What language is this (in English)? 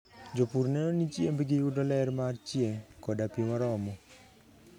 Luo (Kenya and Tanzania)